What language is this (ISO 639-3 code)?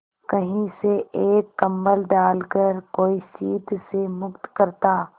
hin